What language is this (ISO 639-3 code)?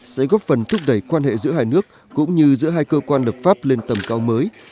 vie